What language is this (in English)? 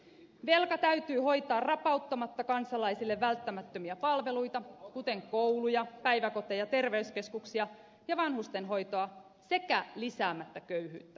Finnish